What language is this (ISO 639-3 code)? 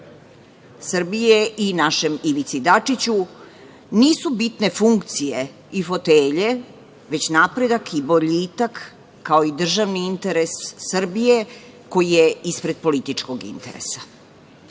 srp